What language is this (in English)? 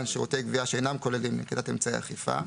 Hebrew